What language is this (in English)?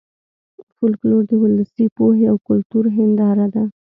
Pashto